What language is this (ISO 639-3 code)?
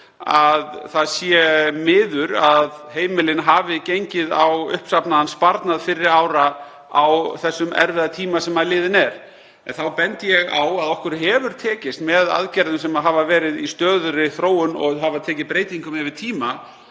isl